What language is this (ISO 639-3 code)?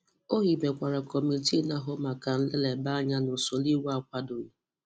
ibo